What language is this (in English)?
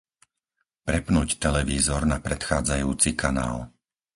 Slovak